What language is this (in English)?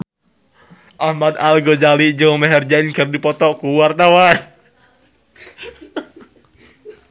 Sundanese